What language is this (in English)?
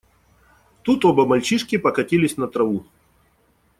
Russian